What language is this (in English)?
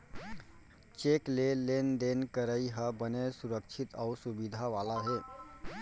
Chhattisgarhi